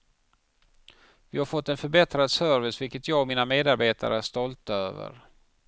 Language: Swedish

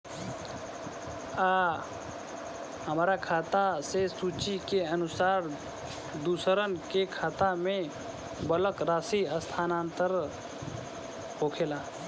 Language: Bhojpuri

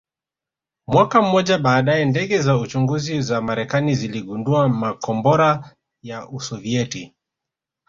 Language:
Swahili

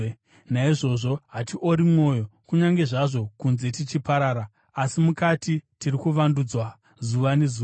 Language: Shona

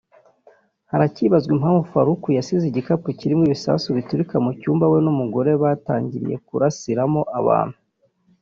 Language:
Kinyarwanda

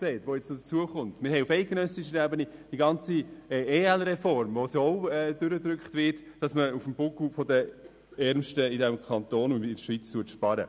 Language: Swiss German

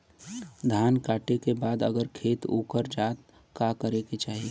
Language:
Bhojpuri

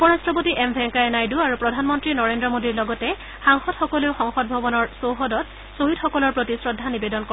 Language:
Assamese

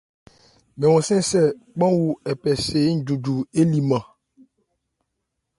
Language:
Ebrié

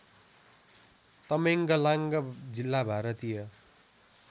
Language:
Nepali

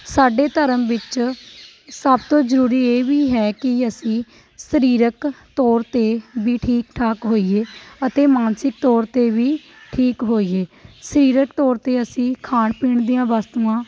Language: Punjabi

